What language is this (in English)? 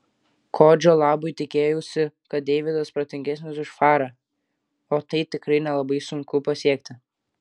Lithuanian